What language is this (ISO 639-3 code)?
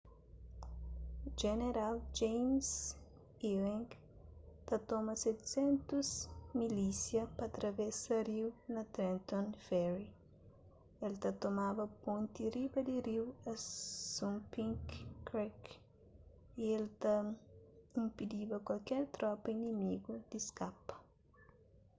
kea